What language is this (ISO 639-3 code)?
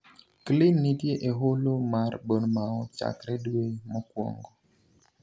luo